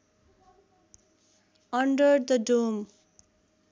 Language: Nepali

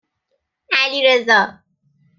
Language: Persian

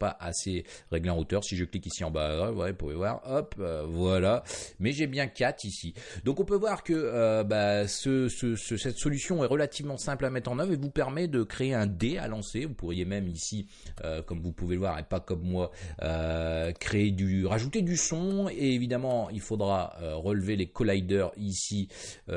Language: French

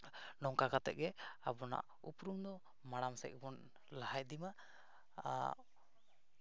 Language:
Santali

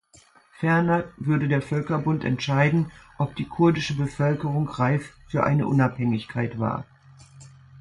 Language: German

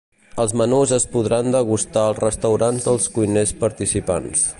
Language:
Catalan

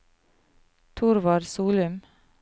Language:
Norwegian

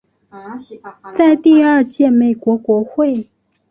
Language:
Chinese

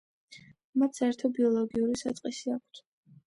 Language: Georgian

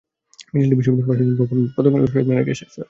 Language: Bangla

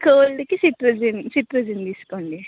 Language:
Telugu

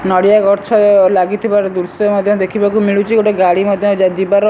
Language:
Odia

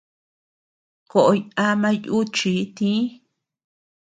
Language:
Tepeuxila Cuicatec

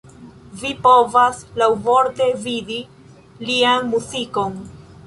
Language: Esperanto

